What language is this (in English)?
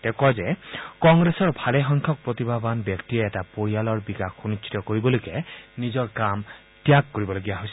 Assamese